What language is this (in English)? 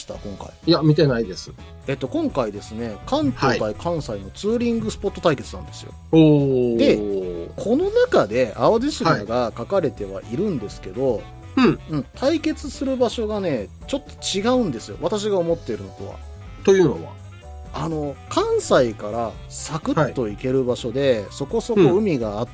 Japanese